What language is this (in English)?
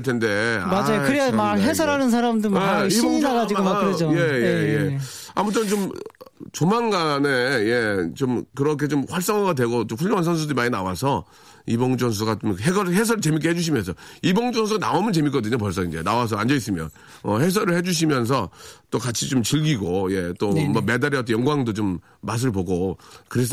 Korean